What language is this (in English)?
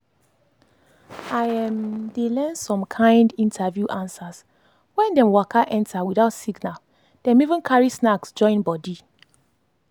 Nigerian Pidgin